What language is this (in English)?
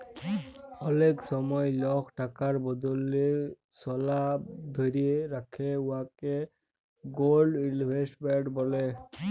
Bangla